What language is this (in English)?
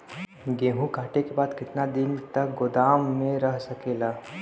Bhojpuri